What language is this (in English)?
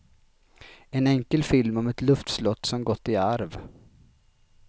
Swedish